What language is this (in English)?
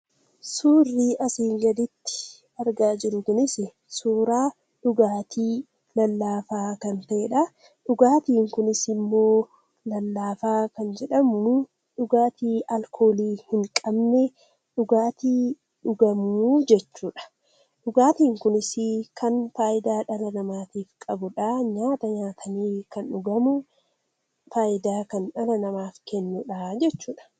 Oromo